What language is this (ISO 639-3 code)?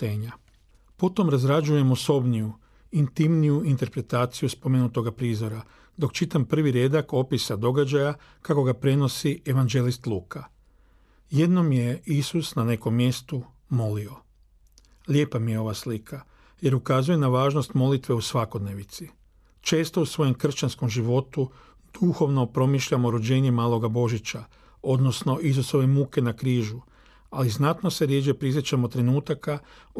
hrv